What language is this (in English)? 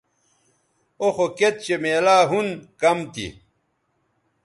Bateri